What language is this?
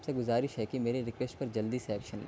Urdu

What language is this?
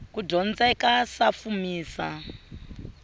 Tsonga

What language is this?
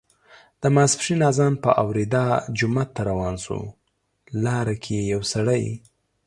Pashto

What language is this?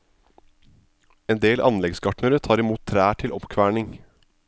Norwegian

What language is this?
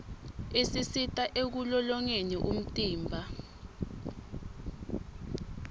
Swati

